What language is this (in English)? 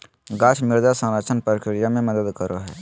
Magahi